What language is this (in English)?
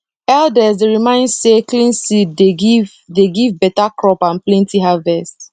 Nigerian Pidgin